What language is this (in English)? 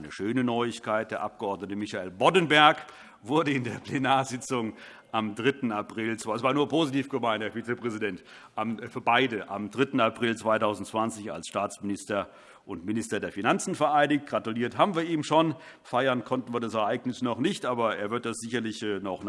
German